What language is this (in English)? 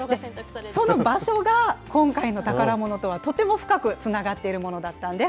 Japanese